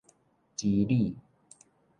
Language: Min Nan Chinese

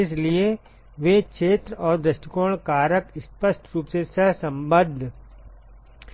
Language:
Hindi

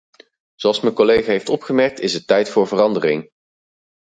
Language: Dutch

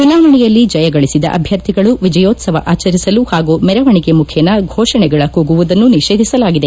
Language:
Kannada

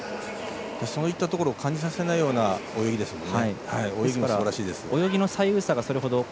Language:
Japanese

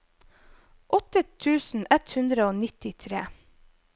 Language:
Norwegian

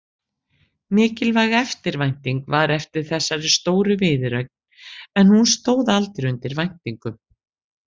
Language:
Icelandic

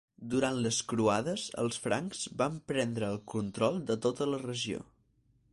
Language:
Catalan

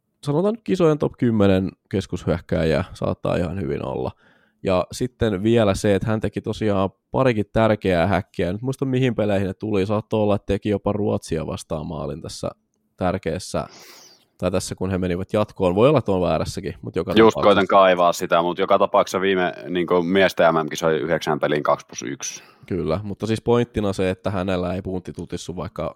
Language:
Finnish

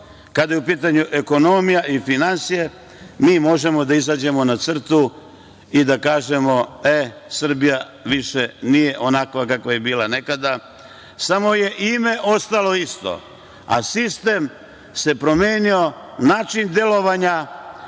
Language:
Serbian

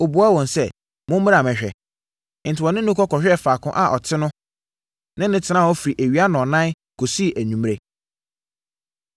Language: Akan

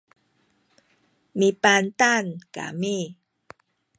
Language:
Sakizaya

